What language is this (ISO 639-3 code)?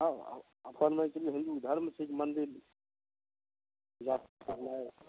mai